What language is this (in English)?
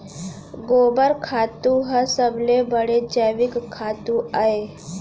Chhattisgarhi